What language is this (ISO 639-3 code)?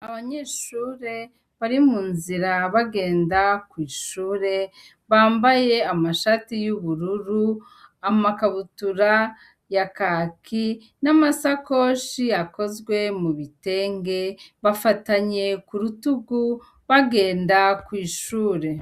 run